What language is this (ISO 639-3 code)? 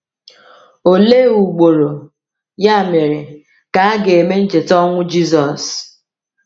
ibo